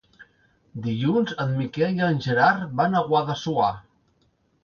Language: Catalan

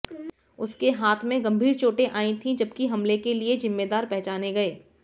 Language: Hindi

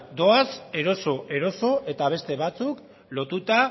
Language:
Basque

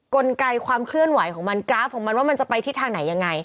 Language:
Thai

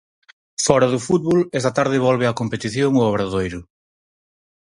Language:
Galician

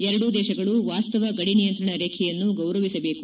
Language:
Kannada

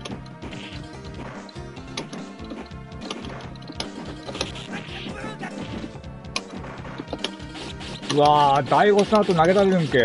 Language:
Japanese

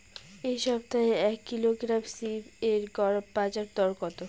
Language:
Bangla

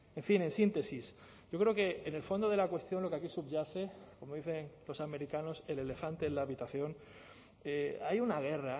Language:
Spanish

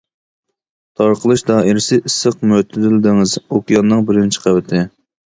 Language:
Uyghur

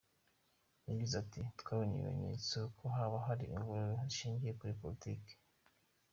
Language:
Kinyarwanda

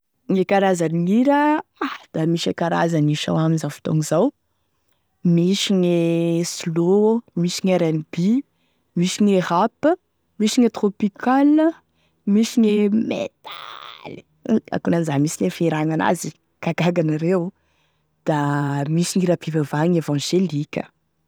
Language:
Tesaka Malagasy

